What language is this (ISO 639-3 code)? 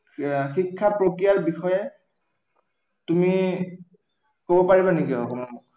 asm